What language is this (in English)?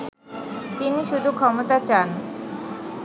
Bangla